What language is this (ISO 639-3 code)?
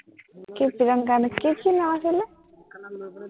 asm